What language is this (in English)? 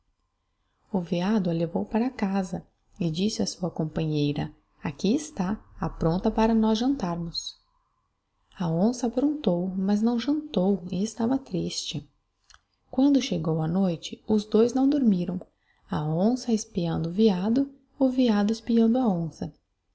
Portuguese